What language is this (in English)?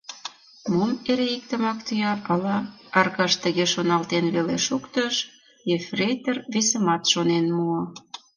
Mari